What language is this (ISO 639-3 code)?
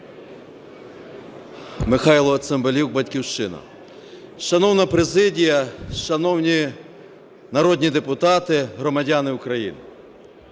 ukr